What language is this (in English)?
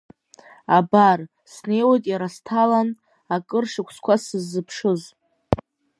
Abkhazian